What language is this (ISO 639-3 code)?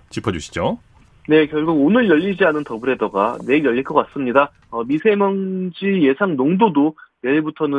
kor